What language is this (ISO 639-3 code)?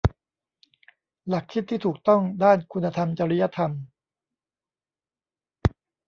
tha